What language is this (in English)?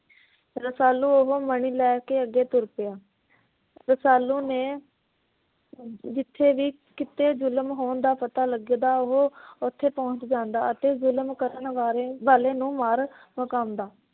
Punjabi